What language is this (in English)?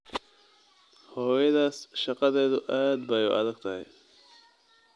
Somali